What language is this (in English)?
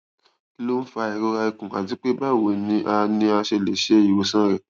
Yoruba